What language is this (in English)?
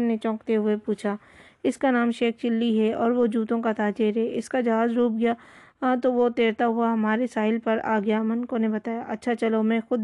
Urdu